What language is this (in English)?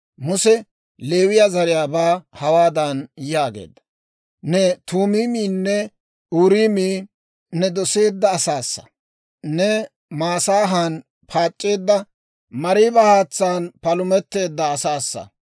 Dawro